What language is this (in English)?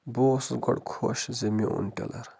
Kashmiri